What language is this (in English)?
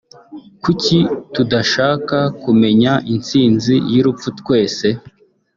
Kinyarwanda